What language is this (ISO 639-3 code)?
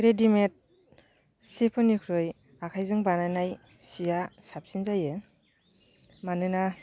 brx